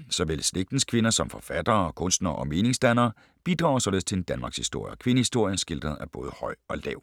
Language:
Danish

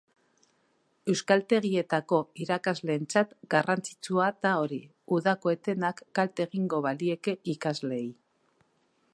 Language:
Basque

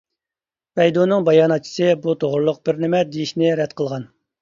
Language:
Uyghur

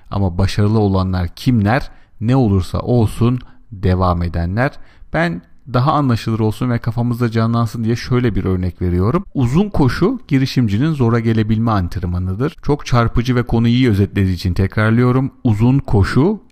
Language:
Turkish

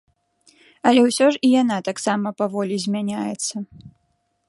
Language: Belarusian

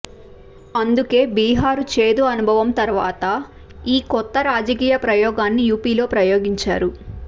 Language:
Telugu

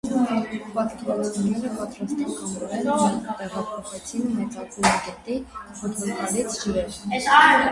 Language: Armenian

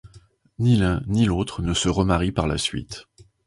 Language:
French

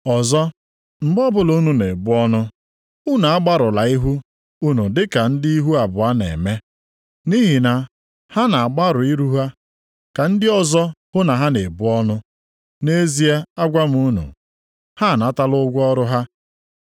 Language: Igbo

